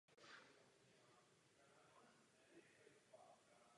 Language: Czech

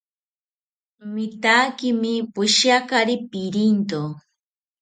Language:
South Ucayali Ashéninka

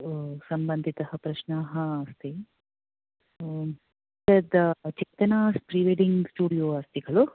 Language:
Sanskrit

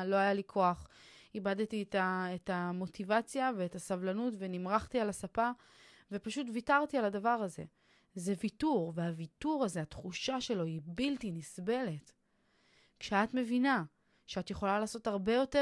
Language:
Hebrew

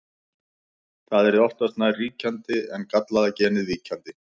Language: Icelandic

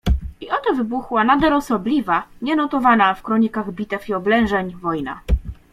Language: Polish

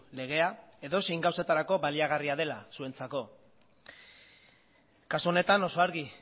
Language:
Basque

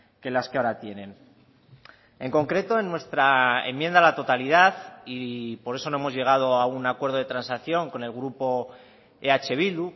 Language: Spanish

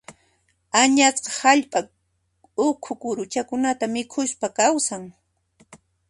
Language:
Puno Quechua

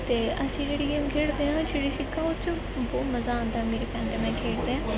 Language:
Punjabi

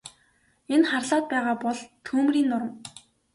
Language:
Mongolian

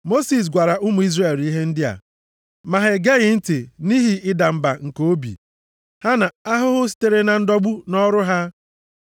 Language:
Igbo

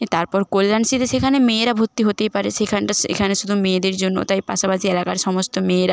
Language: Bangla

